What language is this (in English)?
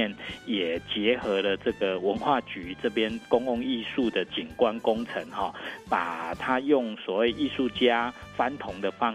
Chinese